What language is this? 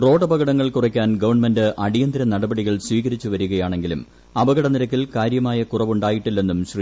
Malayalam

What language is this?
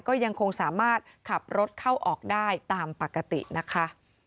Thai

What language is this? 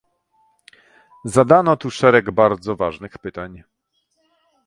Polish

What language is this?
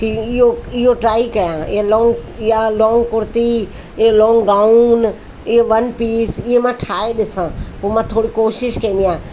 Sindhi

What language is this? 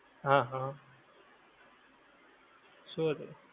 Gujarati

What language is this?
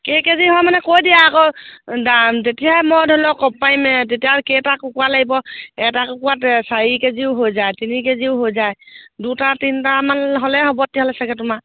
Assamese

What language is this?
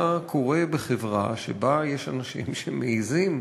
Hebrew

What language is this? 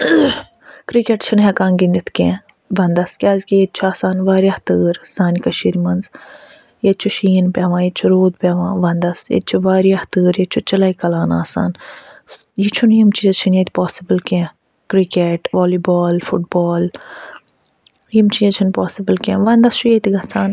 Kashmiri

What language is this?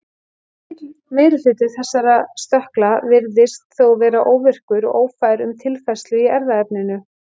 Icelandic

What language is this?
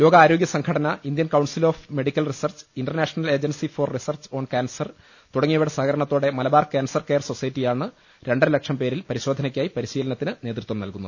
Malayalam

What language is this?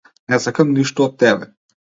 Macedonian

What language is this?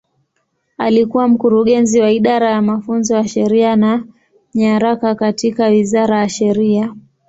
Swahili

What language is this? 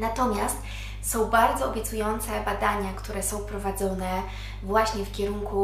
Polish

